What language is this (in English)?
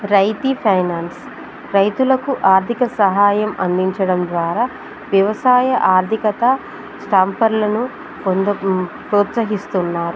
Telugu